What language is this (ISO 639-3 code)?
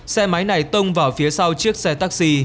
vie